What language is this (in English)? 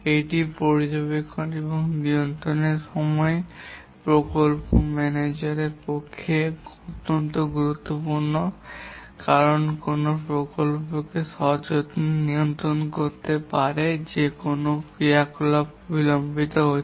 Bangla